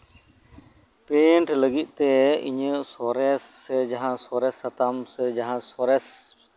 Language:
Santali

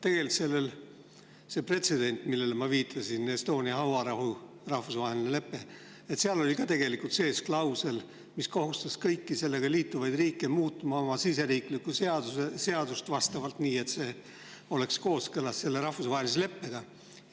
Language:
Estonian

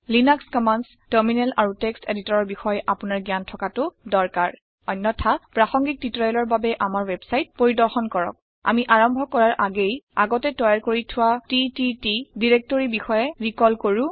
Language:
Assamese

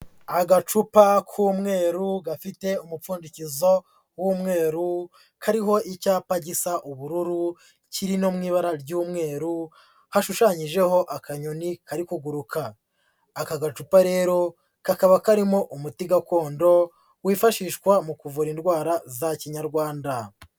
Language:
Kinyarwanda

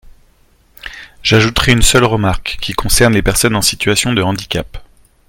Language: French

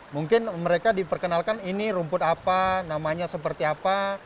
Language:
Indonesian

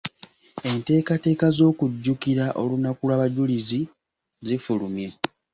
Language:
Ganda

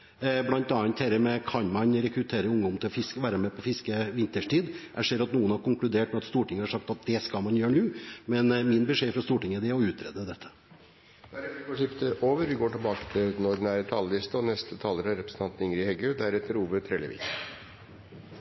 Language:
Norwegian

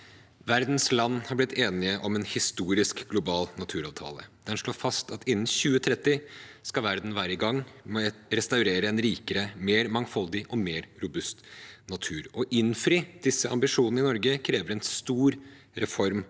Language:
Norwegian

